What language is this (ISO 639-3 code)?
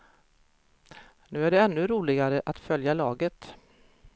swe